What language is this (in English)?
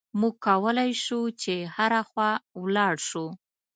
Pashto